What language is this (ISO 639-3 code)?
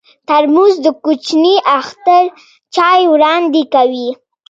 pus